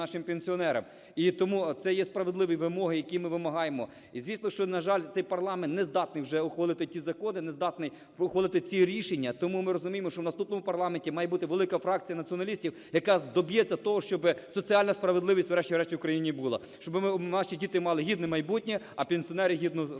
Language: Ukrainian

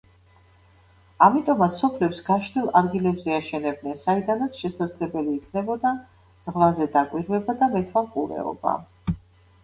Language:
Georgian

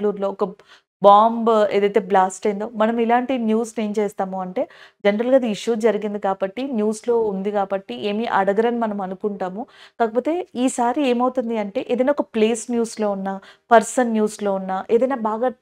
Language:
Telugu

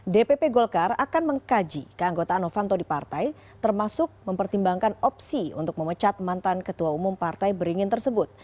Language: Indonesian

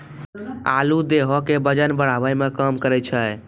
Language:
Maithili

